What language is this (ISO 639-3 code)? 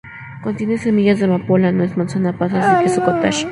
spa